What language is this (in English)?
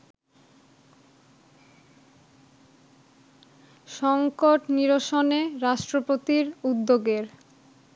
Bangla